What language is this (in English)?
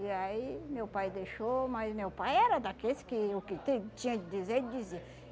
Portuguese